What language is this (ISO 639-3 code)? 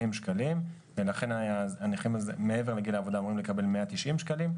heb